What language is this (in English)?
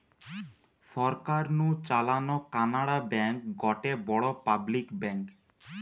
Bangla